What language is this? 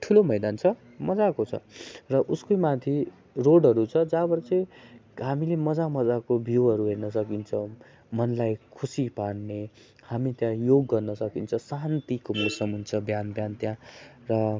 Nepali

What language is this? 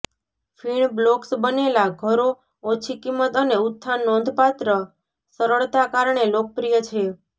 Gujarati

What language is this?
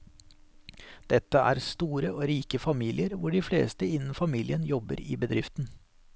Norwegian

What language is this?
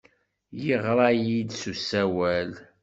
Kabyle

